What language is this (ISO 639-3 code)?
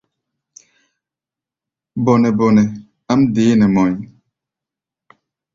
gba